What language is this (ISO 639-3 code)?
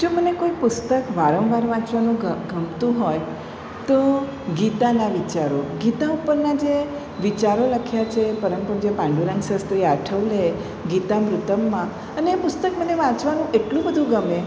guj